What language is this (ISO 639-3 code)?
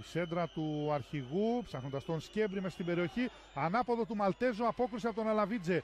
ell